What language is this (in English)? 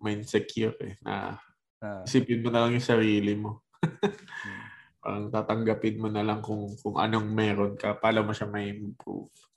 Filipino